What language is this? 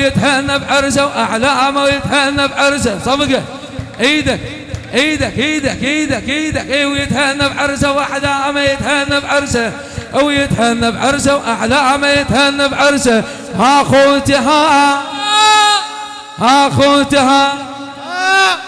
Arabic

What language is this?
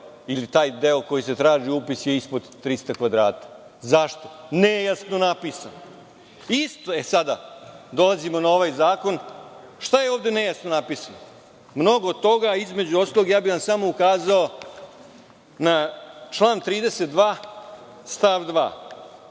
Serbian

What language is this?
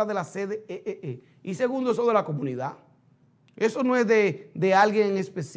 Spanish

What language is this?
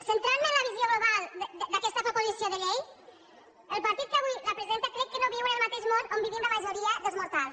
Catalan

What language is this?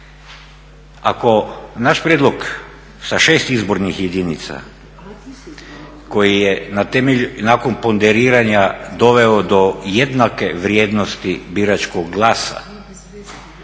Croatian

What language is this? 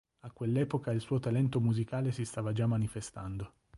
Italian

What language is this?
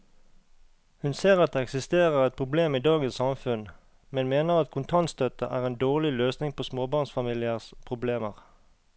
Norwegian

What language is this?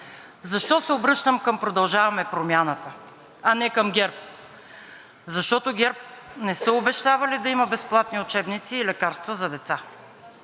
Bulgarian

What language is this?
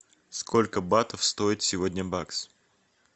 Russian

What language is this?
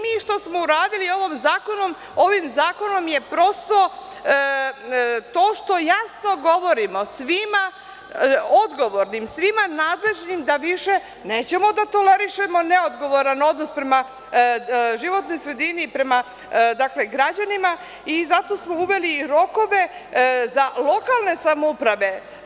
Serbian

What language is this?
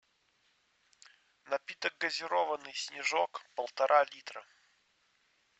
Russian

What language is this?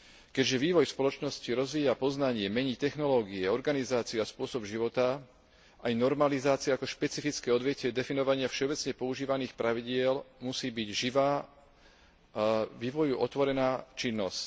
Slovak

